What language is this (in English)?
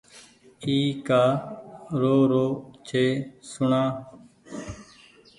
Goaria